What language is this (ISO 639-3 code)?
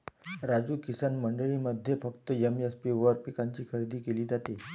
mar